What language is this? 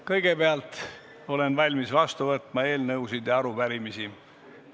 Estonian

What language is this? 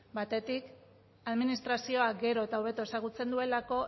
Basque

